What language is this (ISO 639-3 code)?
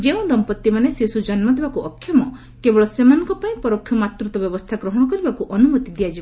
ori